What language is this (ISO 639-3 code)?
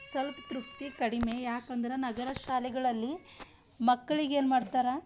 kan